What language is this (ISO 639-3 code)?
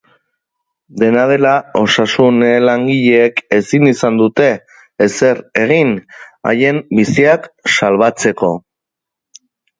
eus